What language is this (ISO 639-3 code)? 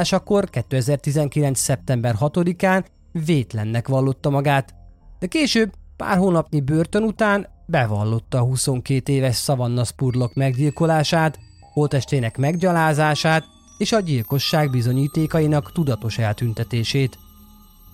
hun